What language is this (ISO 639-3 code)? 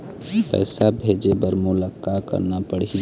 hne